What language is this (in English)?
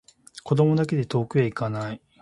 Japanese